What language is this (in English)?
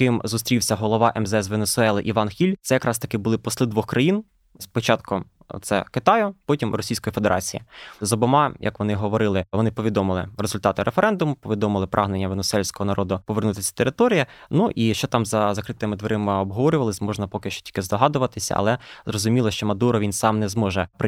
Ukrainian